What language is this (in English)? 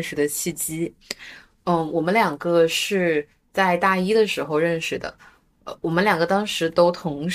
Chinese